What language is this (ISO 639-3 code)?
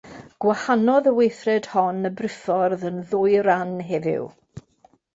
cym